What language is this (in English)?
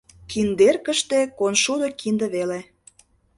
Mari